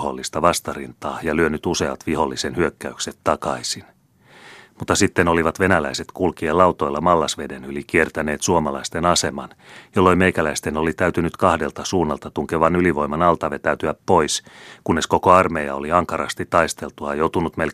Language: Finnish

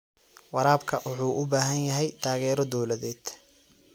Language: Somali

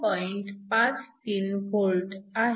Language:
Marathi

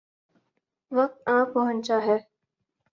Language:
Urdu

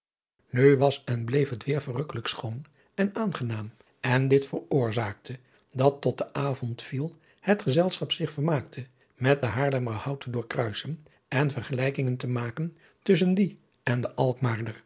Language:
Dutch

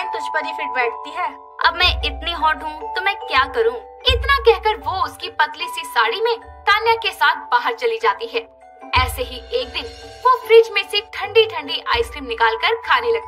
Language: Hindi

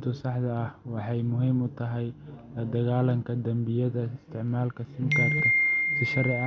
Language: Somali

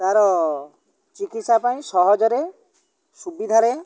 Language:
Odia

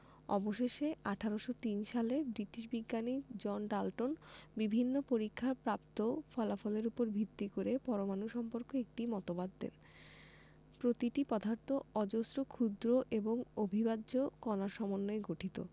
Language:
Bangla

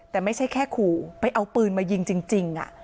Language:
Thai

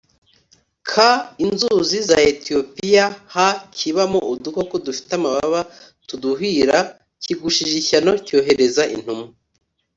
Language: Kinyarwanda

